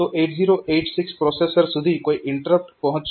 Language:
Gujarati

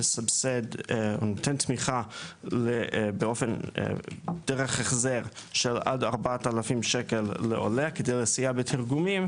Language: Hebrew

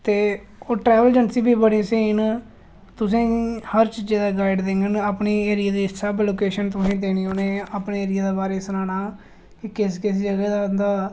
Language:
Dogri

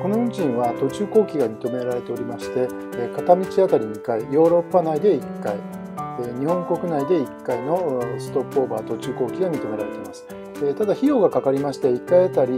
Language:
Japanese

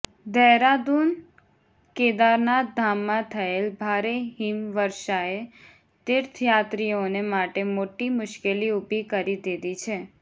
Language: Gujarati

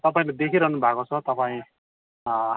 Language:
Nepali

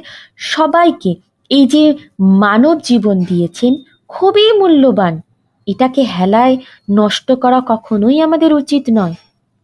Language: Bangla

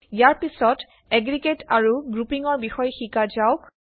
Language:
Assamese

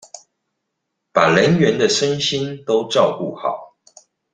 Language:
Chinese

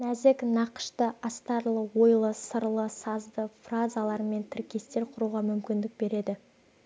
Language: Kazakh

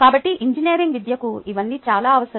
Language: Telugu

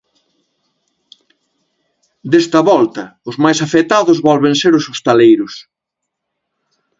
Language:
Galician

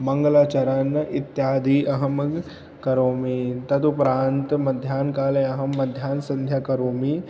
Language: Sanskrit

